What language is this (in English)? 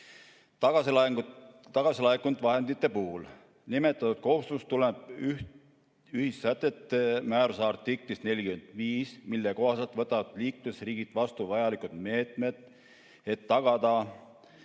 Estonian